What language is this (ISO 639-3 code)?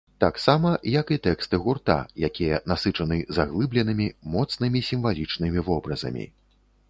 bel